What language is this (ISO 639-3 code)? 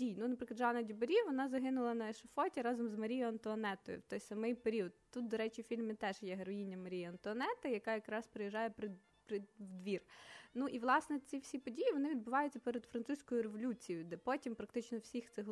ukr